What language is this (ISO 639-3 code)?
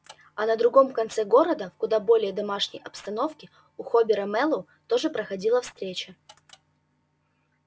rus